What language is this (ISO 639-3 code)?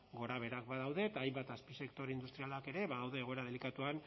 eus